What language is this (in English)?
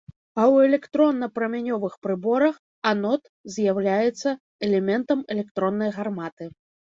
Belarusian